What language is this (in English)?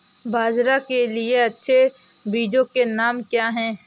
Hindi